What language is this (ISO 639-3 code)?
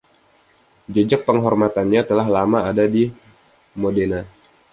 ind